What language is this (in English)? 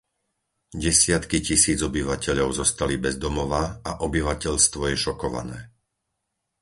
Slovak